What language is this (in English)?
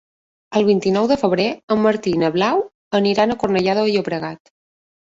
Catalan